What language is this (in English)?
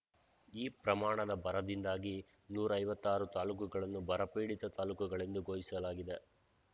Kannada